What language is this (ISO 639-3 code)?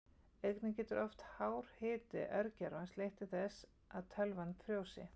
isl